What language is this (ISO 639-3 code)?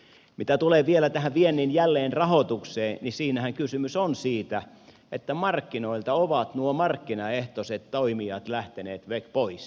fin